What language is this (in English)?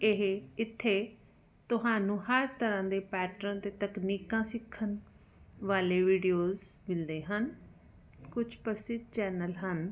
Punjabi